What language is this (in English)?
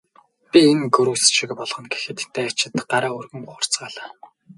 Mongolian